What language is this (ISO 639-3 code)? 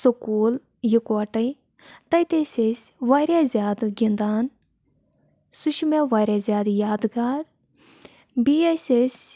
kas